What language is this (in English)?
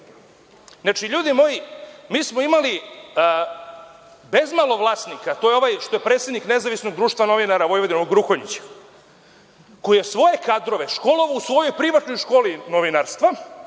Serbian